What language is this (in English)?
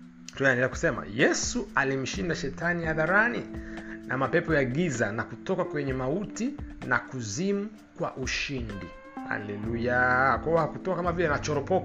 Swahili